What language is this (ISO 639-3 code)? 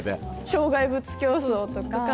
jpn